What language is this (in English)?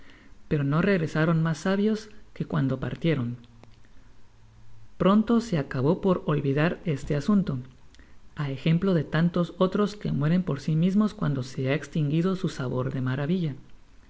Spanish